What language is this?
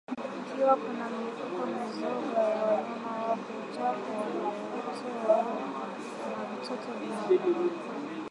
Swahili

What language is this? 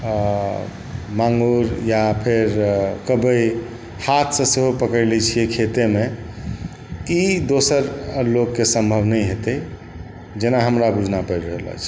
Maithili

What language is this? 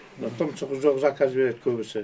Kazakh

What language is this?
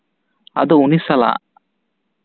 Santali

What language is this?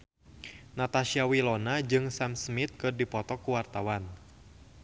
Sundanese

